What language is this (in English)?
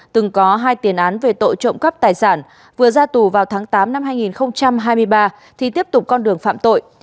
Vietnamese